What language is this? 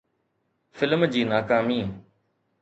Sindhi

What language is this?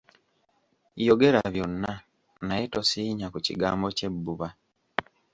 Ganda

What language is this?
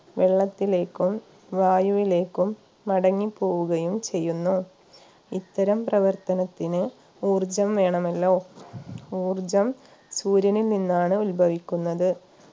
Malayalam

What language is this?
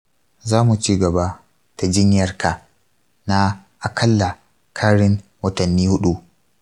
Hausa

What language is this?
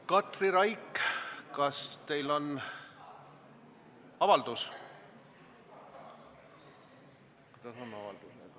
Estonian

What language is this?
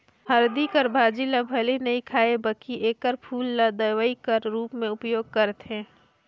Chhattisgarhi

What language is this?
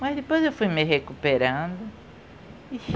Portuguese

